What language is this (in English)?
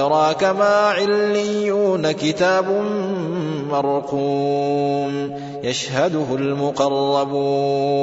Arabic